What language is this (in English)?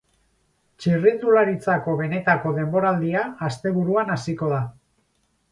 Basque